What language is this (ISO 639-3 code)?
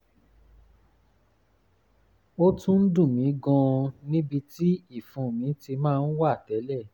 yor